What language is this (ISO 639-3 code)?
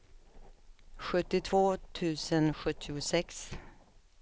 swe